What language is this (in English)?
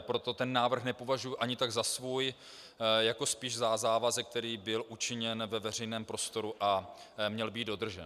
Czech